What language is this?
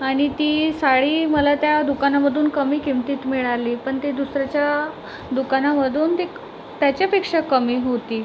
Marathi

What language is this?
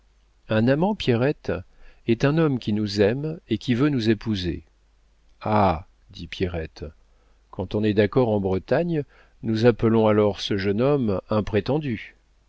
French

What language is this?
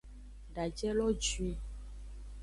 Aja (Benin)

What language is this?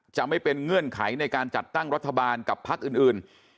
Thai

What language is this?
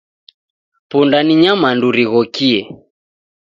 Taita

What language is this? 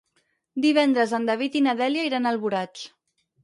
Catalan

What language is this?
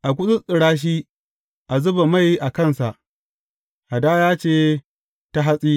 Hausa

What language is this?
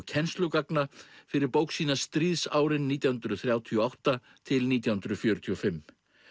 Icelandic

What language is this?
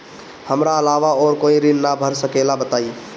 Bhojpuri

